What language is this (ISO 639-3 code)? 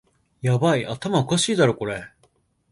jpn